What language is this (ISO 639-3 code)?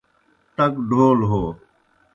plk